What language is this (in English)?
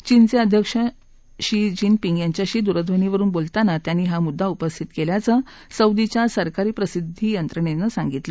Marathi